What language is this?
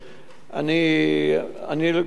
Hebrew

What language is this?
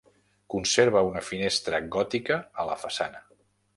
Catalan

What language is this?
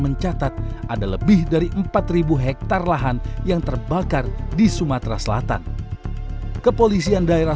Indonesian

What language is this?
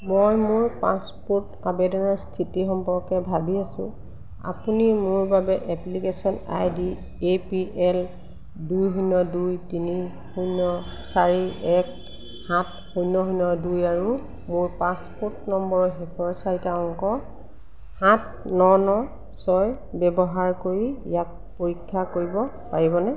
Assamese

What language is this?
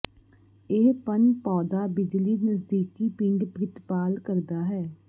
Punjabi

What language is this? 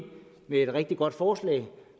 Danish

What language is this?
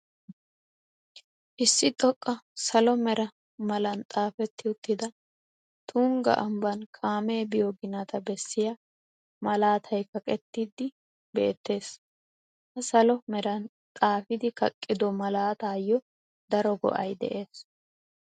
Wolaytta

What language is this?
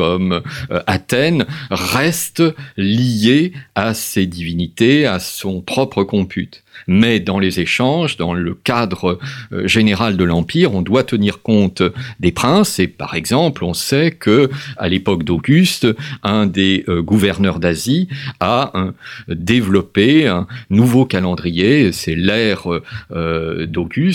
French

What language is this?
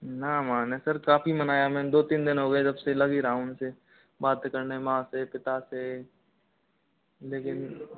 Hindi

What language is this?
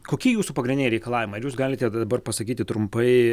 Lithuanian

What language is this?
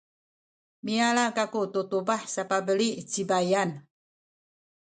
Sakizaya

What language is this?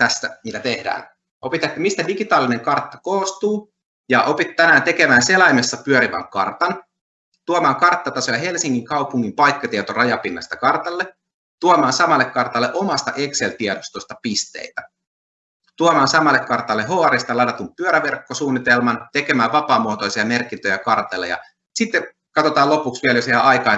Finnish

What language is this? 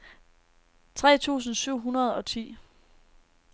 Danish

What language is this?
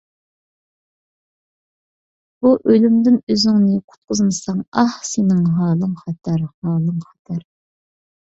Uyghur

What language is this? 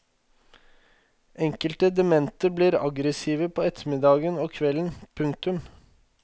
Norwegian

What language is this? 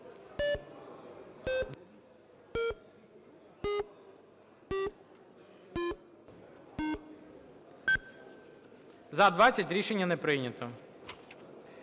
Ukrainian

